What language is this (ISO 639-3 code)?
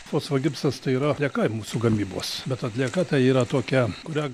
lit